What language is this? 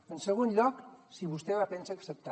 Catalan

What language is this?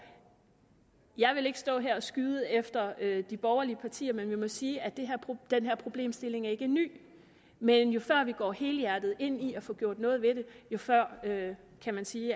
Danish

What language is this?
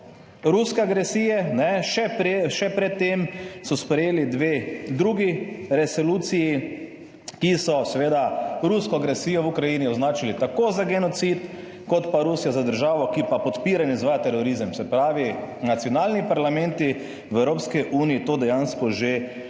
Slovenian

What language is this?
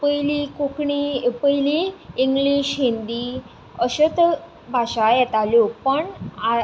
Konkani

